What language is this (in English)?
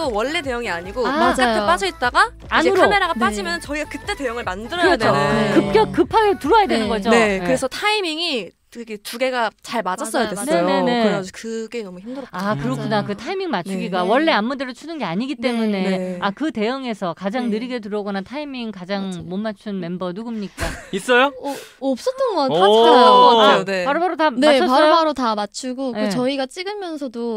Korean